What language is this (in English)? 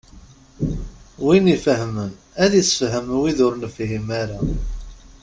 Kabyle